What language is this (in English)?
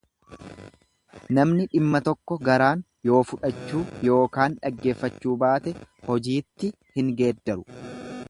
Oromo